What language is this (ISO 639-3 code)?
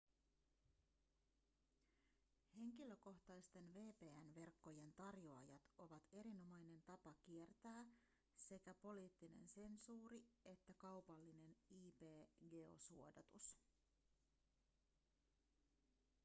fin